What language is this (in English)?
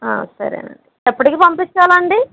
Telugu